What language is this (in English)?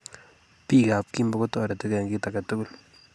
Kalenjin